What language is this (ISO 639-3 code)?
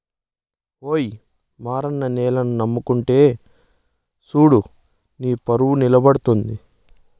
tel